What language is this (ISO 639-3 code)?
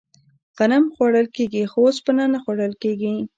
pus